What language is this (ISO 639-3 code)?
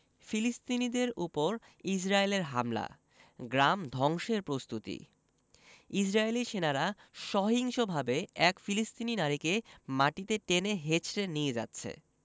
ben